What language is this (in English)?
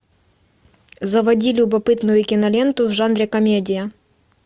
Russian